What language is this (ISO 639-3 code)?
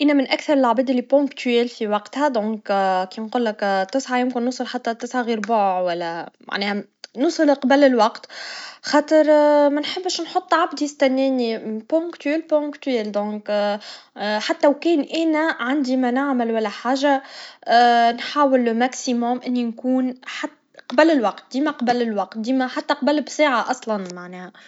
aeb